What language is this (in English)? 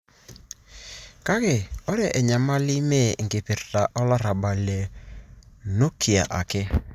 Masai